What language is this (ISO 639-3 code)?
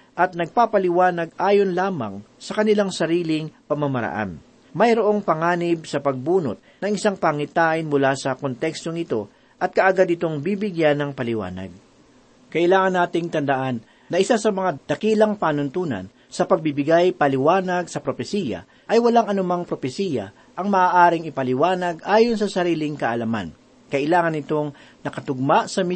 fil